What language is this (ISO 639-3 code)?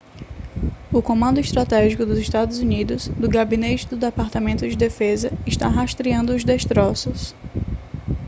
por